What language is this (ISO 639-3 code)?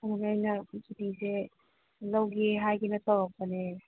mni